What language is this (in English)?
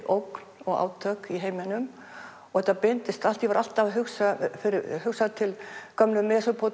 Icelandic